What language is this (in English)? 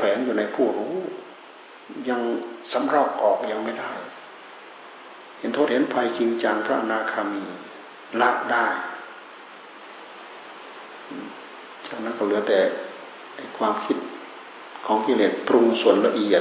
Thai